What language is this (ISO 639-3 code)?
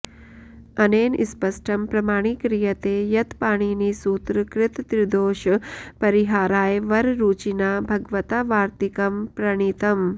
san